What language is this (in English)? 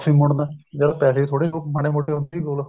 Punjabi